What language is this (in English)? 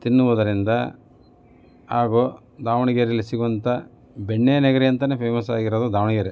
Kannada